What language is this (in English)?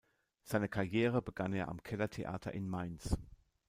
German